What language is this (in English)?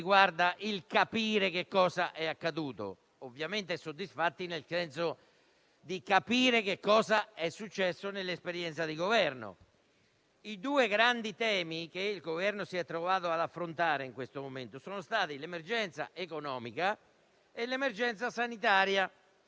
Italian